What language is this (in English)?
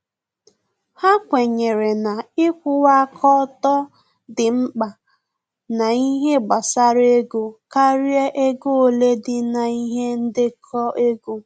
Igbo